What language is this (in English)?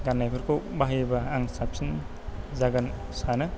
Bodo